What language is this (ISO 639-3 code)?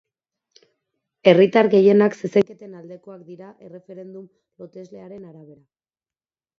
eus